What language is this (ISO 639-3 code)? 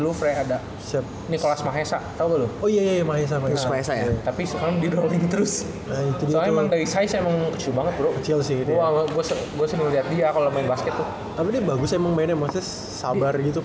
ind